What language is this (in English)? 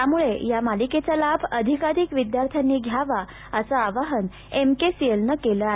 Marathi